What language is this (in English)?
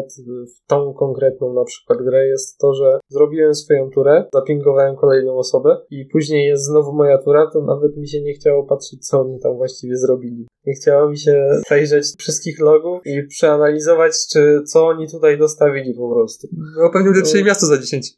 Polish